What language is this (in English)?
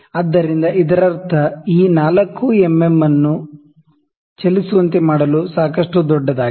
Kannada